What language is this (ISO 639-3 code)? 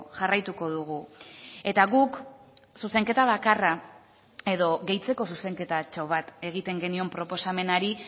eus